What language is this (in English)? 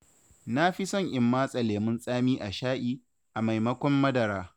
Hausa